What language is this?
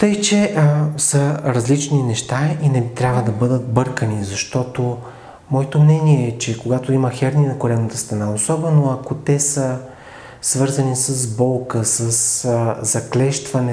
Bulgarian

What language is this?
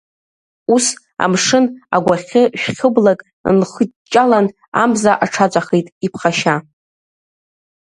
Abkhazian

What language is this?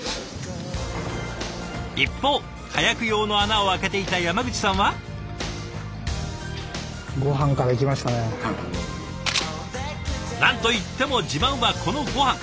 Japanese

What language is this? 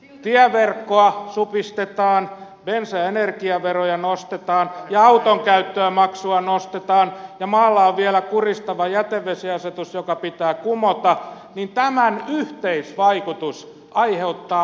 Finnish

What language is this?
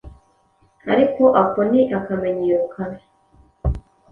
Kinyarwanda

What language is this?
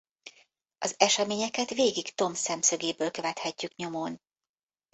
Hungarian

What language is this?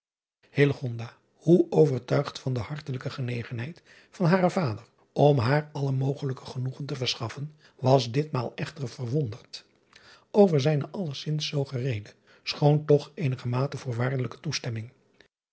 Dutch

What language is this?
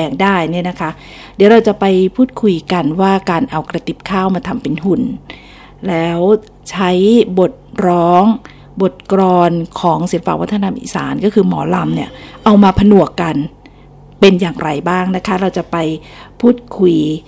Thai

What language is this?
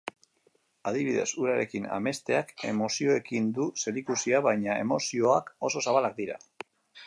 Basque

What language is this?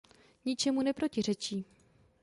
Czech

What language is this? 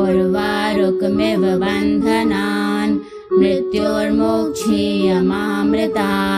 Hindi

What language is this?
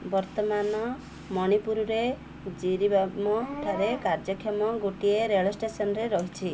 Odia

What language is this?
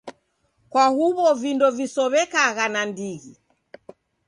Taita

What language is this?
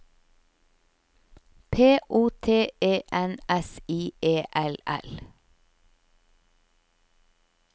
Norwegian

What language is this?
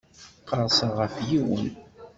Kabyle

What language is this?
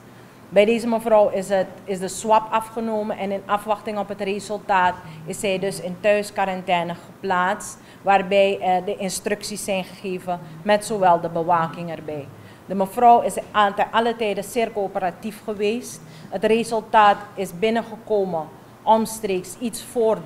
Dutch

